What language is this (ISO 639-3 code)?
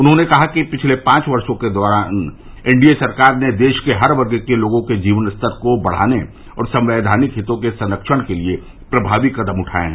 hin